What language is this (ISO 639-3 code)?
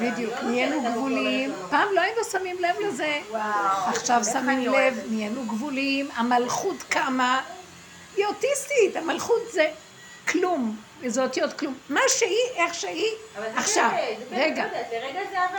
heb